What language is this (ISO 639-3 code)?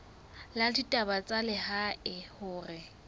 sot